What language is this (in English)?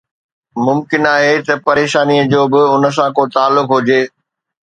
Sindhi